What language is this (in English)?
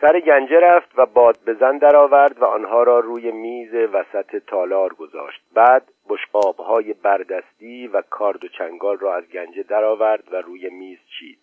Persian